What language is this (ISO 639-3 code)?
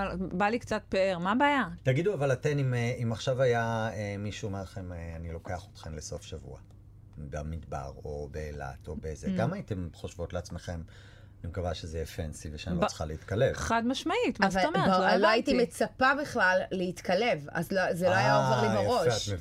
heb